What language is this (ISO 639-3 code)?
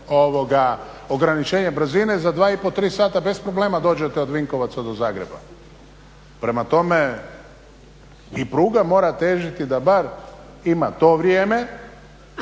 hrv